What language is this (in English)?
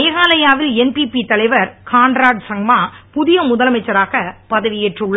Tamil